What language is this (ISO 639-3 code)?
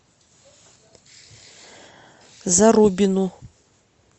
rus